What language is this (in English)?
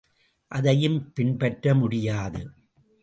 Tamil